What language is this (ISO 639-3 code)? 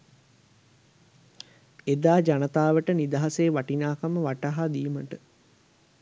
sin